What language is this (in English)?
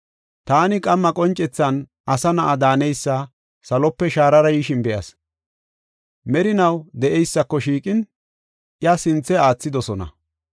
Gofa